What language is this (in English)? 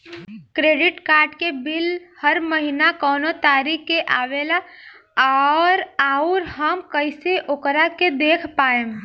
Bhojpuri